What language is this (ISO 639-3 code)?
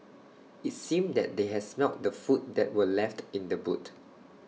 eng